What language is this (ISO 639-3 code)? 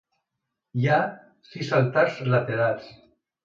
cat